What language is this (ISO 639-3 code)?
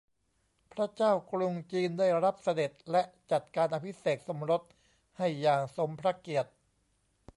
tha